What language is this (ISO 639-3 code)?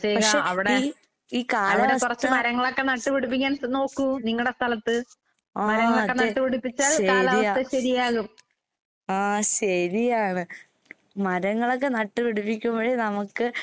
mal